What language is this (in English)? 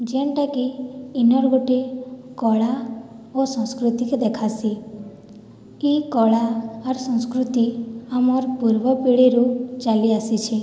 Odia